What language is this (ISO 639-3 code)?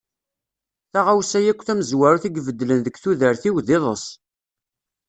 kab